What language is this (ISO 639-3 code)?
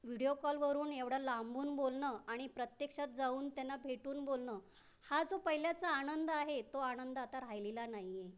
mar